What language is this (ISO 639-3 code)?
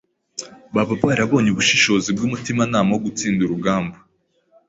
kin